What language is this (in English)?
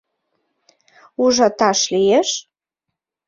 Mari